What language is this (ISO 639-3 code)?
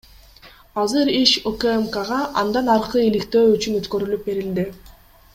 kir